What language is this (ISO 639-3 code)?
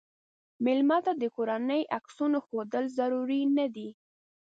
pus